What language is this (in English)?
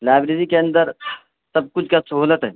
Urdu